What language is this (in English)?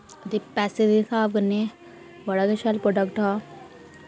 Dogri